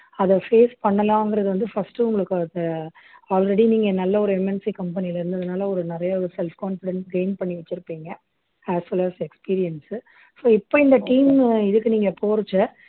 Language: Tamil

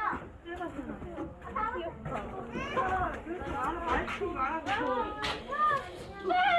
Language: Korean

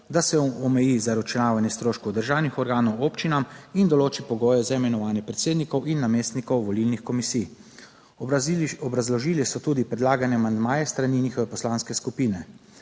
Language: Slovenian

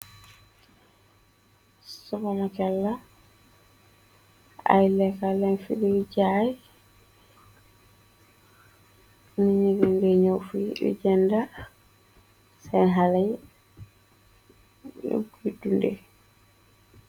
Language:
Wolof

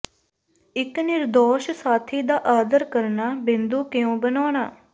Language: Punjabi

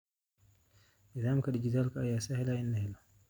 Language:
Somali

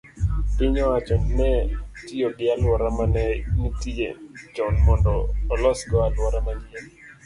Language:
Luo (Kenya and Tanzania)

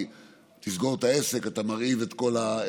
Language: Hebrew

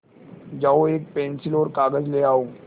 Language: Hindi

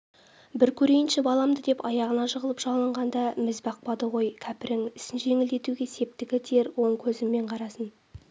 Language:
Kazakh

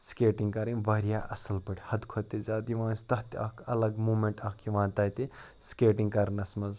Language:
Kashmiri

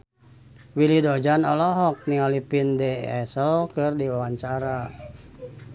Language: Sundanese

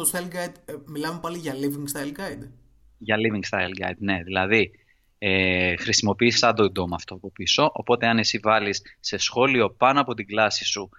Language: Greek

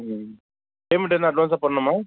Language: Tamil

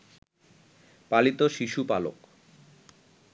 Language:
Bangla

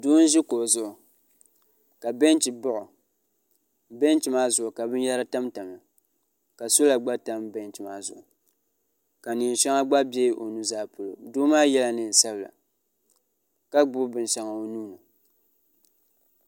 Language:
Dagbani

